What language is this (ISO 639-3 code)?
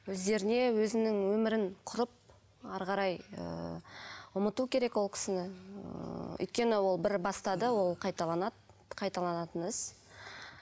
kaz